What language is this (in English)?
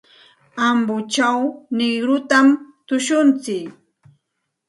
Santa Ana de Tusi Pasco Quechua